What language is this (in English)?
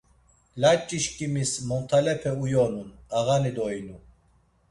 Laz